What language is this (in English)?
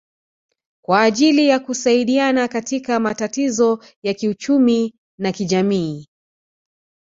Swahili